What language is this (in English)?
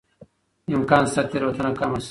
Pashto